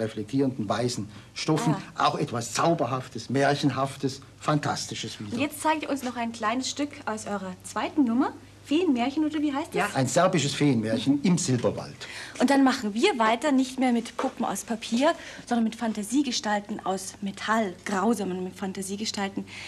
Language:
German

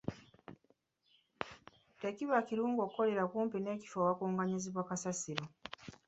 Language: Ganda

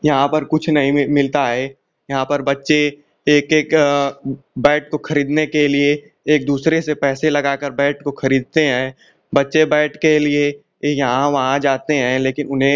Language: Hindi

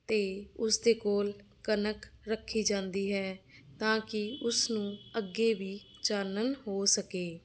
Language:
Punjabi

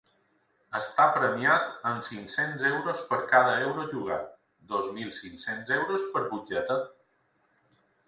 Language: Catalan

